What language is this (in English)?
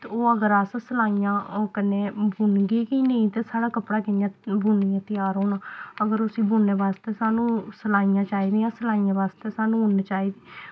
Dogri